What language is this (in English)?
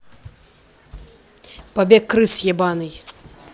Russian